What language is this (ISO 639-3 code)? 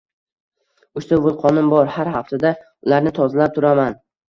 uzb